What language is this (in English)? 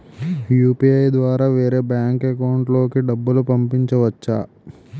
Telugu